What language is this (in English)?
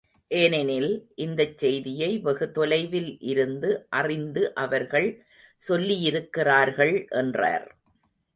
Tamil